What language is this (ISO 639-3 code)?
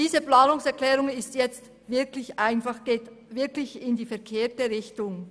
gsw